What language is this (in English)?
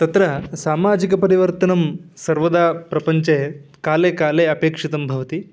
Sanskrit